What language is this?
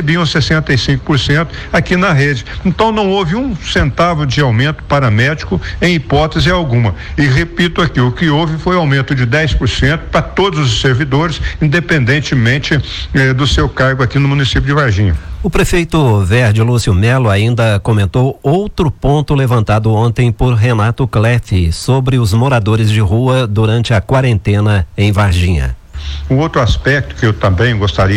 Portuguese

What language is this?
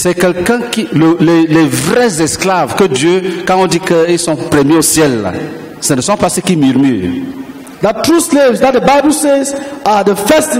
French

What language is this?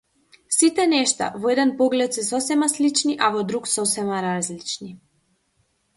Macedonian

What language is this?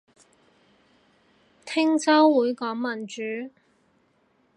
Cantonese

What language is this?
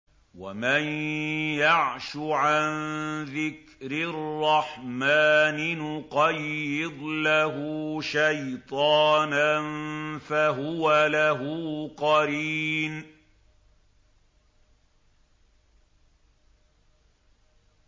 Arabic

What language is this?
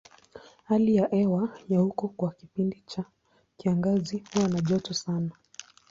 Swahili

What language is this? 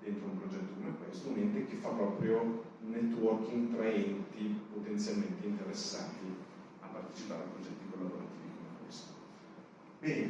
Italian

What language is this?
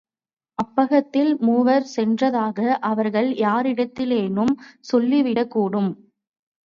Tamil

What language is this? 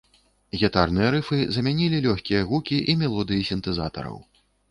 Belarusian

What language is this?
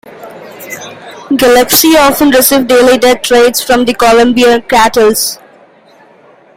English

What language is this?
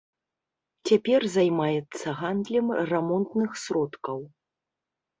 Belarusian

